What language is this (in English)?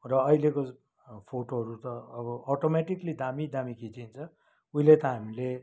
Nepali